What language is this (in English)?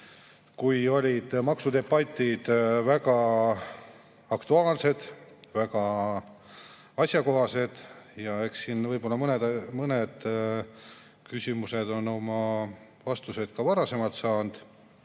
Estonian